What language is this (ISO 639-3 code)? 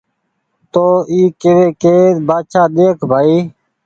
gig